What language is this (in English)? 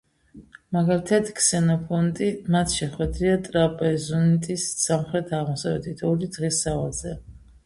Georgian